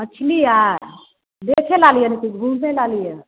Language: Maithili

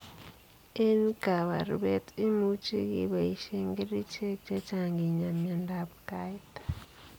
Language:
Kalenjin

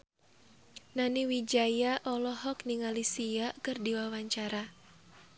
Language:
Sundanese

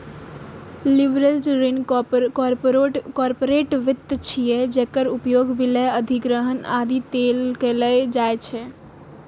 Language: Maithili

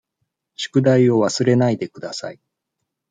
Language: Japanese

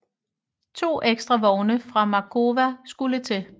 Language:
Danish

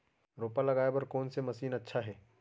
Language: Chhattisgarhi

